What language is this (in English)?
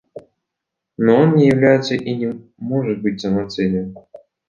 Russian